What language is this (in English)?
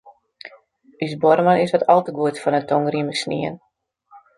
Western Frisian